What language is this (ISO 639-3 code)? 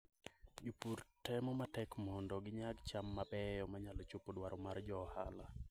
luo